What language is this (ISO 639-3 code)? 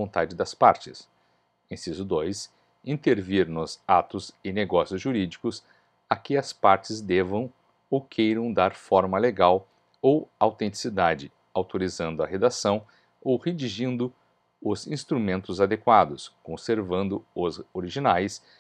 por